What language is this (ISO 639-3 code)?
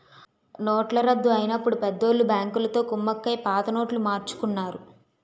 tel